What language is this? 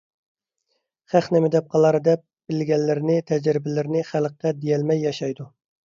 Uyghur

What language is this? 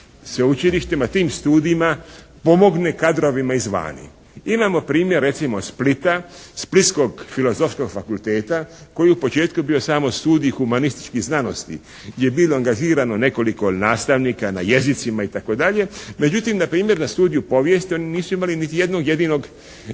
Croatian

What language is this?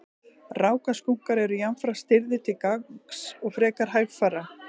Icelandic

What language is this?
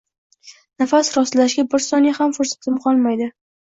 Uzbek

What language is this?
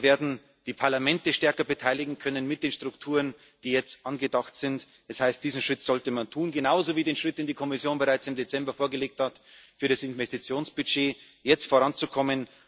German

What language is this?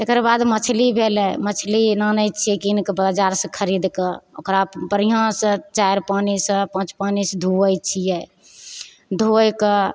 Maithili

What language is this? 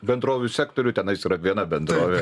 Lithuanian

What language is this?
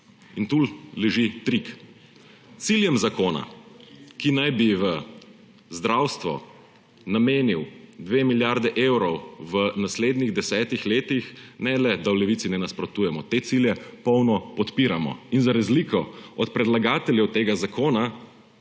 Slovenian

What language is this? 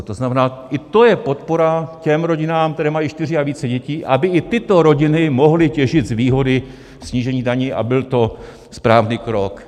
Czech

